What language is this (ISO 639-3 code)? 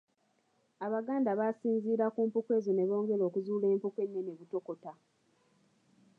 lug